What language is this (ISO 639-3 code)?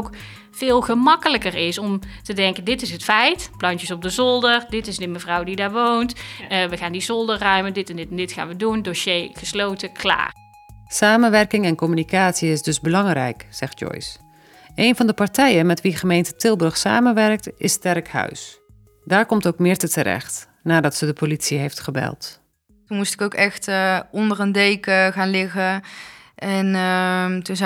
nld